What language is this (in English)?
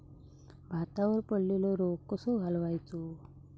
Marathi